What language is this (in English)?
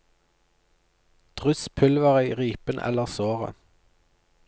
Norwegian